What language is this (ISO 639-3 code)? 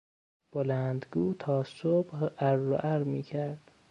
fas